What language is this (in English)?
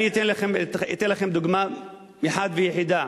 Hebrew